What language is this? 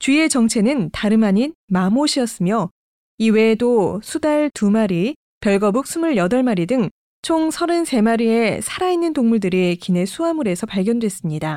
Korean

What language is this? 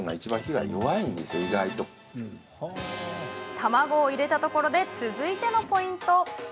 Japanese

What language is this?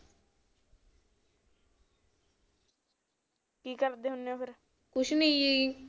Punjabi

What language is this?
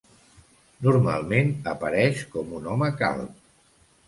Catalan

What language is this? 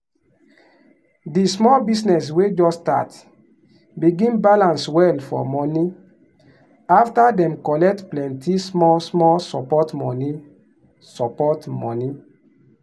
Nigerian Pidgin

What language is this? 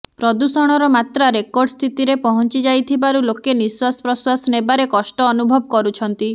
Odia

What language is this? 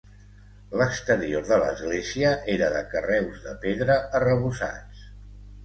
Catalan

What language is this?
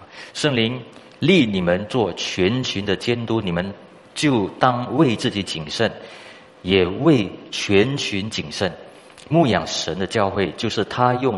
Chinese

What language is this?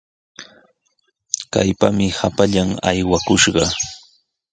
Sihuas Ancash Quechua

